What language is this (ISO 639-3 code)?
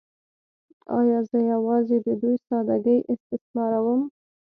pus